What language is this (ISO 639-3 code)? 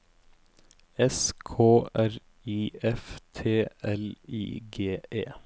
nor